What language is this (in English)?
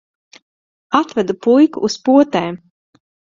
Latvian